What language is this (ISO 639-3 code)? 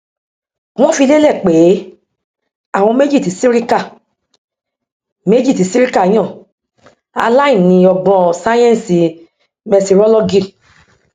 yor